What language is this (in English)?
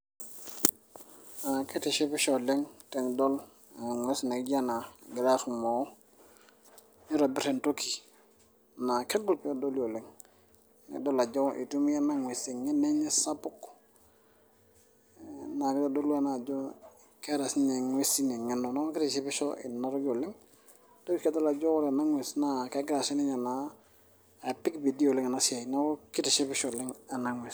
Masai